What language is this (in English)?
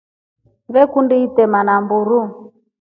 Rombo